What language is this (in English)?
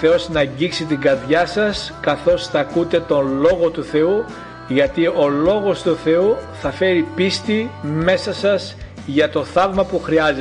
Greek